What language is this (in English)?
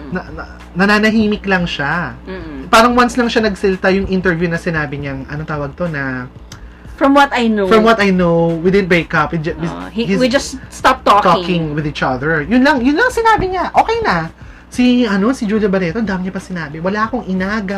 Filipino